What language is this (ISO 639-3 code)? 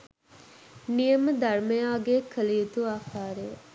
sin